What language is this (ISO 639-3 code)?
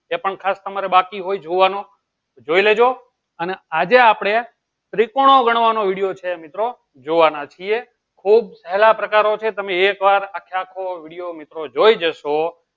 guj